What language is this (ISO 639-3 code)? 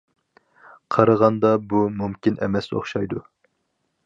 uig